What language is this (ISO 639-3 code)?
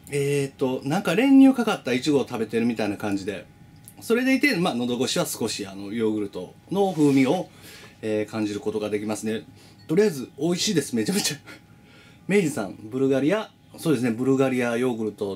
jpn